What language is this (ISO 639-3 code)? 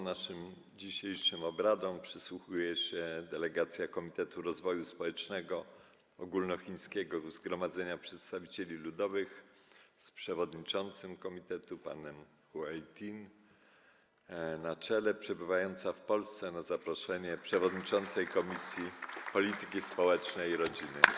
pol